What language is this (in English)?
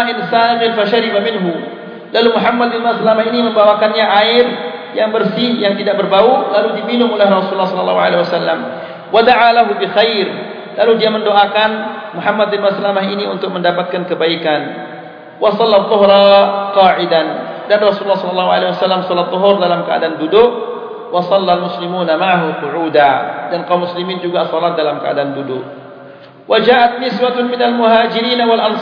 Malay